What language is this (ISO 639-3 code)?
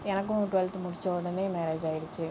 tam